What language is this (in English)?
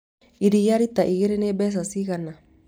Kikuyu